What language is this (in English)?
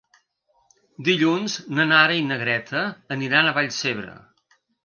Catalan